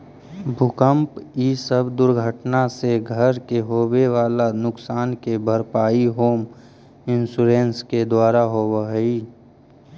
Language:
Magahi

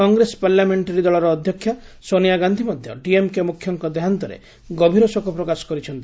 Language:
Odia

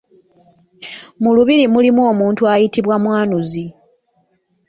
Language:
Ganda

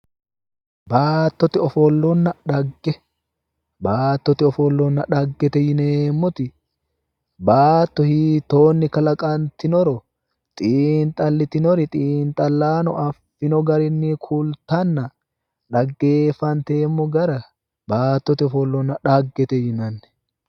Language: Sidamo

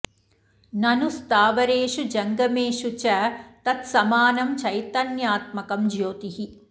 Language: Sanskrit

